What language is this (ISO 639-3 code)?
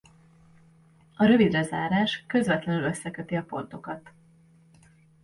hun